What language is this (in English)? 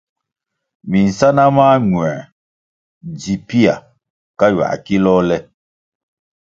Kwasio